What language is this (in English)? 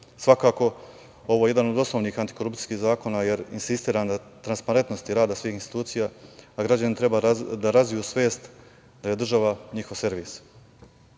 Serbian